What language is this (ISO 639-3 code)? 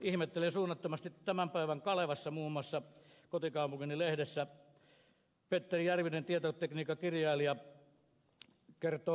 fin